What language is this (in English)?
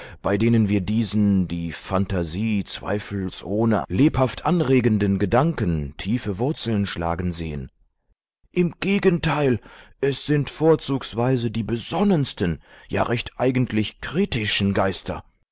German